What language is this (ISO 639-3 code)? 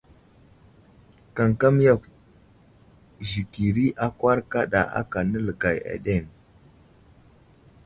udl